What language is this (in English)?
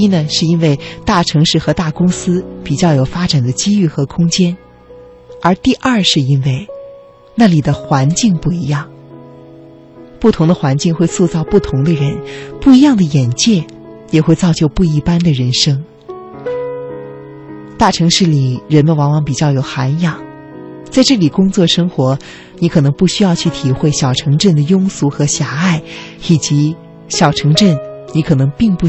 Chinese